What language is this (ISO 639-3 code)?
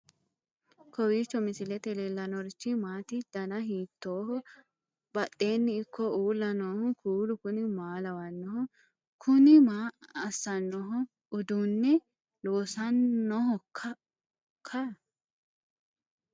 sid